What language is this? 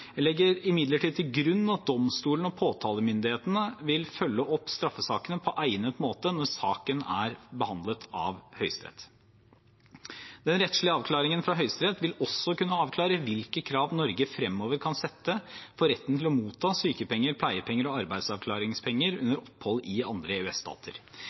Norwegian Bokmål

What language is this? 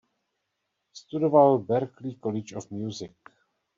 Czech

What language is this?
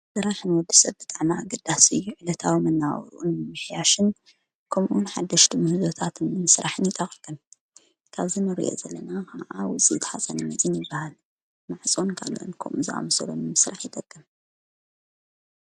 Tigrinya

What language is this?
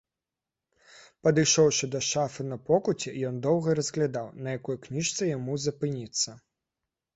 Belarusian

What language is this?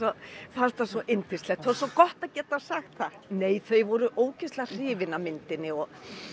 Icelandic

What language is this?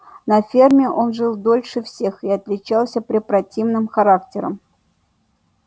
Russian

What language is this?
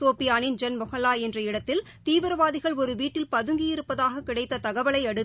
Tamil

